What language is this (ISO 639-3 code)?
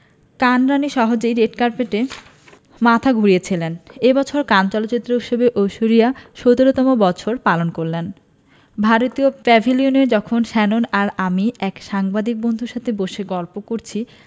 ben